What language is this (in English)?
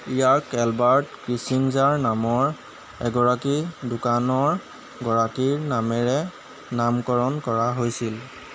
Assamese